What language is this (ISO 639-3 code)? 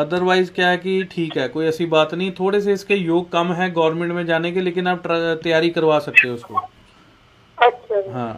hin